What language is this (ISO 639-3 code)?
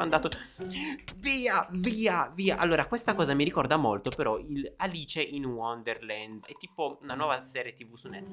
ita